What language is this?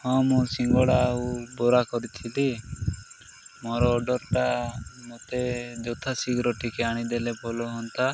Odia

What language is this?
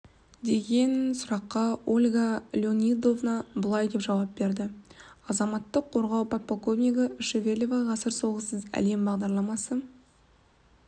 Kazakh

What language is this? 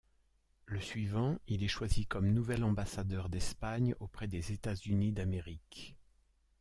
French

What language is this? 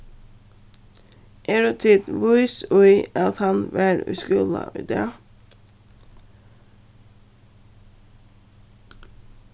Faroese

